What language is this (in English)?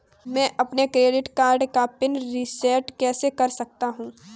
Hindi